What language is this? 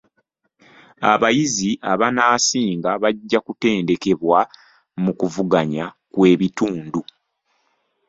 Ganda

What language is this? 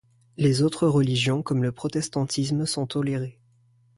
French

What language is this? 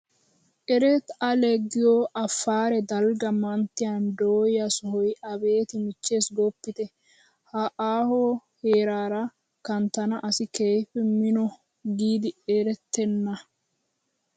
Wolaytta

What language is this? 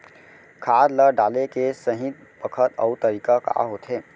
Chhattisgarhi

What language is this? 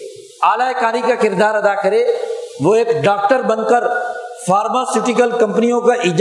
Urdu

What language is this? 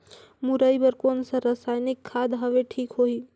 Chhattisgarhi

